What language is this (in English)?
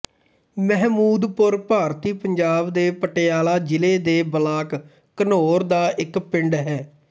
Punjabi